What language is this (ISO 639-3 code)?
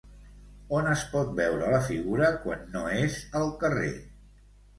cat